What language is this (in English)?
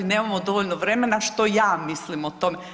Croatian